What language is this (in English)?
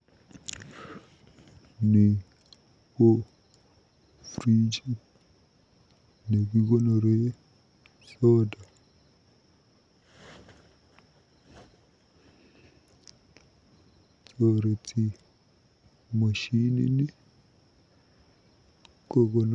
Kalenjin